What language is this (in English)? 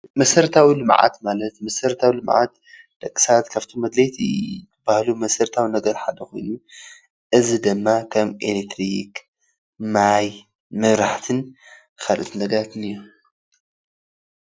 Tigrinya